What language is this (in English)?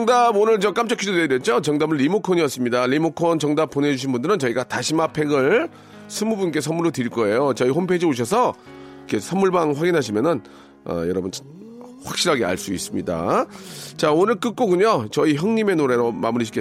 Korean